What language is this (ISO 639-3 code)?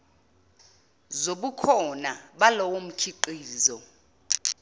zul